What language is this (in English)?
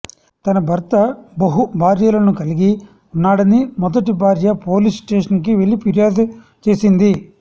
Telugu